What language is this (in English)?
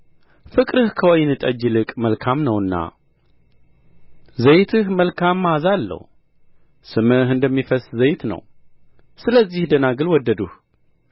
Amharic